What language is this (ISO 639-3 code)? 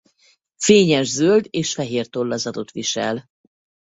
hun